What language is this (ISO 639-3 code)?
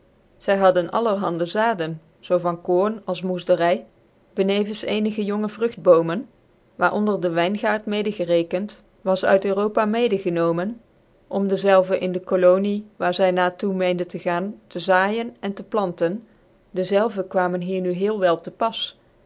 nld